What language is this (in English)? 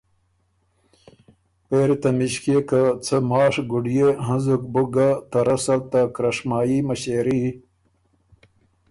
Ormuri